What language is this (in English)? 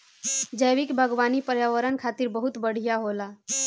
Bhojpuri